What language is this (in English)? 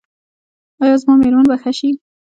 Pashto